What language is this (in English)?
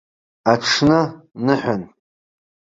Abkhazian